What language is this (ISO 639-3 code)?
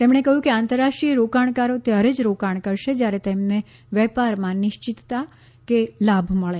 guj